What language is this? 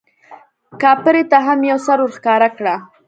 Pashto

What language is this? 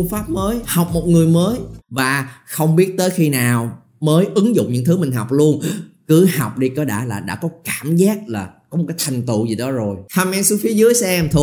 Vietnamese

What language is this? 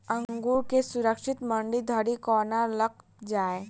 Maithili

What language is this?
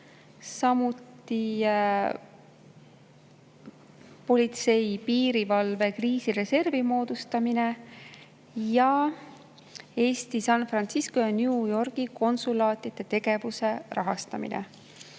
Estonian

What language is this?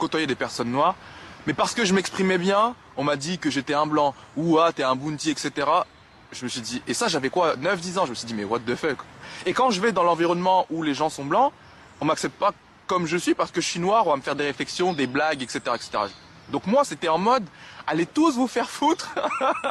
French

